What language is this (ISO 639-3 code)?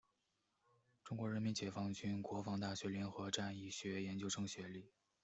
zho